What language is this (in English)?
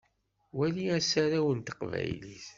Kabyle